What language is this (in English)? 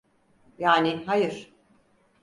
Turkish